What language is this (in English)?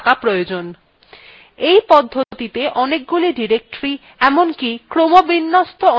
Bangla